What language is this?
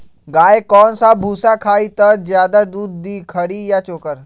Magahi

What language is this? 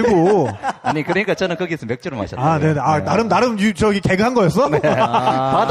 Korean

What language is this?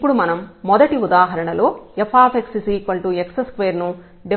Telugu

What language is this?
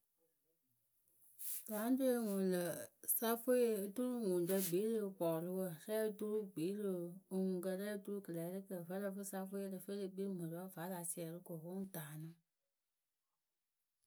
Akebu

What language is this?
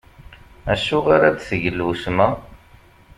Kabyle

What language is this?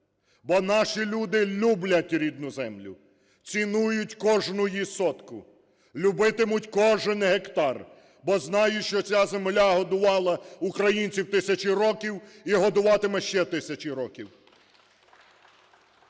Ukrainian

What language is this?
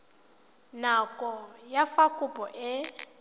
Tswana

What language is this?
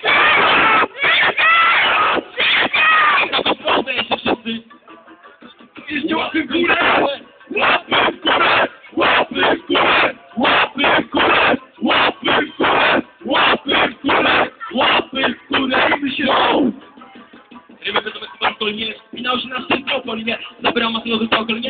Polish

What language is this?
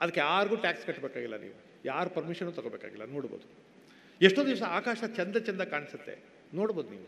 Kannada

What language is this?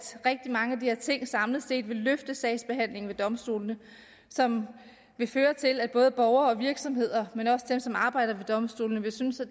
Danish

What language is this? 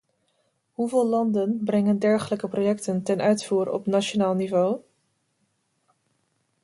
Dutch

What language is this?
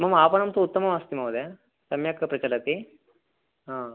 Sanskrit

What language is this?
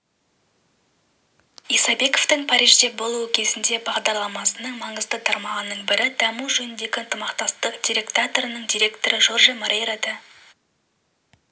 Kazakh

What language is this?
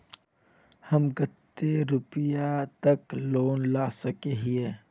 Magahi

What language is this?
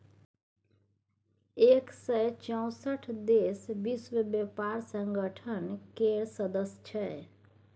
Maithili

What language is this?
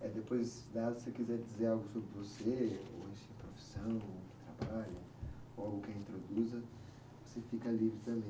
Portuguese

